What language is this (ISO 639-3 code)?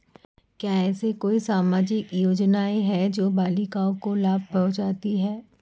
hin